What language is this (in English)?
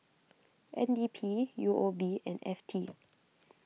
English